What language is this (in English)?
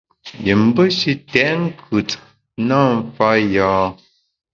Bamun